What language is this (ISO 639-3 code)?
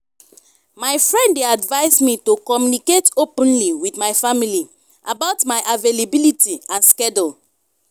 pcm